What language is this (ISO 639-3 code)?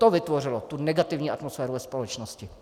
ces